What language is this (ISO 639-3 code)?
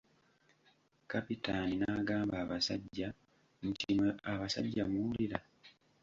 lug